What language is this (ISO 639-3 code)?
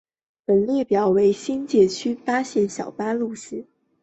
zho